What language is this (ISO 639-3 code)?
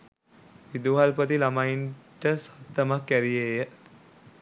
sin